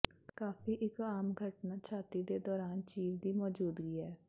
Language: Punjabi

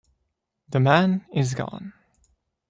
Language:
English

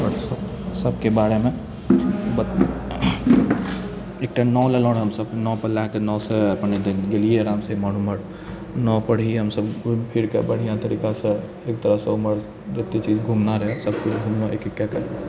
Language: Maithili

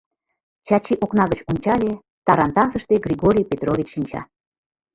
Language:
Mari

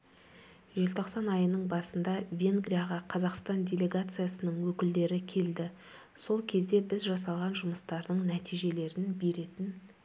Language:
Kazakh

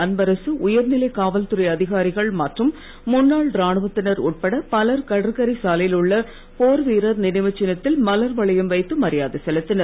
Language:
Tamil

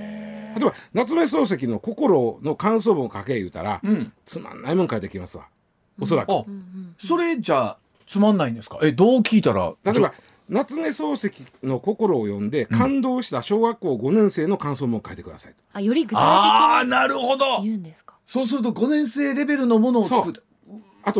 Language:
Japanese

